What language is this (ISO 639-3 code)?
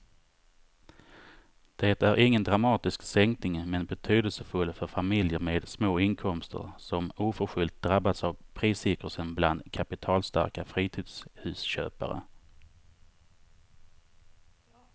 swe